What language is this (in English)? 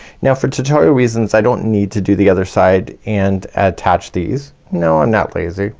English